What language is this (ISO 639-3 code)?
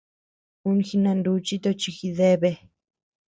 cux